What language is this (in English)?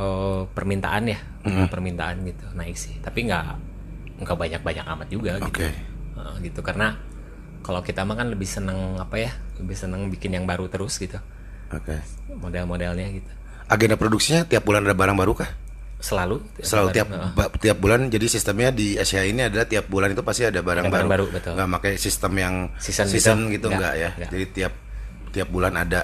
Indonesian